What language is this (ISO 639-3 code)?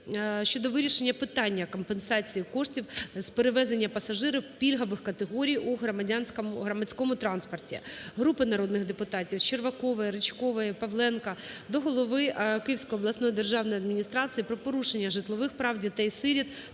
ukr